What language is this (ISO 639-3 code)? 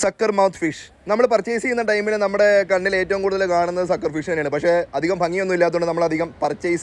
hin